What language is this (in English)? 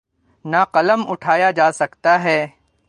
Urdu